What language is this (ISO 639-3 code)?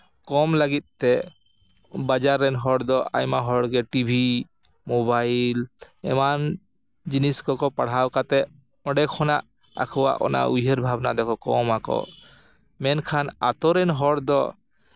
sat